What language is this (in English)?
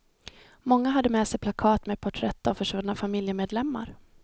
Swedish